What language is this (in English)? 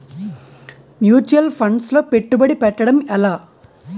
Telugu